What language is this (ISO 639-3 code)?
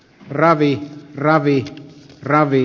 fin